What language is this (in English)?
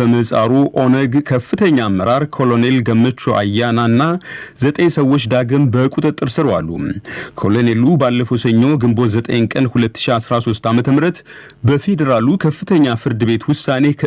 Amharic